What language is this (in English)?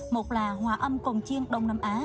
Vietnamese